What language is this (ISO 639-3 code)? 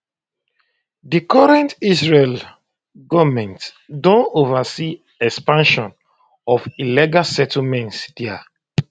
pcm